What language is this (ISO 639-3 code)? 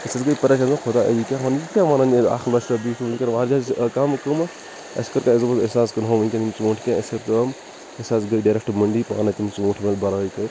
kas